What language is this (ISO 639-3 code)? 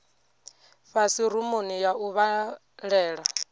ven